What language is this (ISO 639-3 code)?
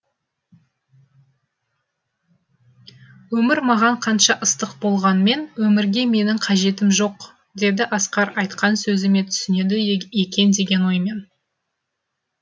kaz